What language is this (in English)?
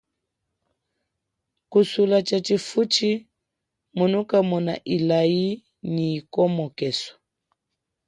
Chokwe